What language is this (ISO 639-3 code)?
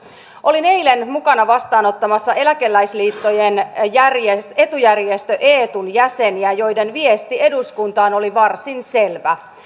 fin